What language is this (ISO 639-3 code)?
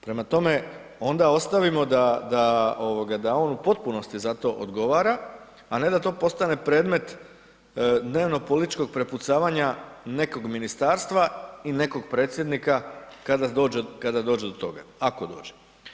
hrv